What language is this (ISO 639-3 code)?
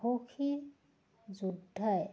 asm